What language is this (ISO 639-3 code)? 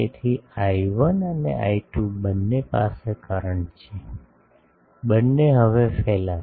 guj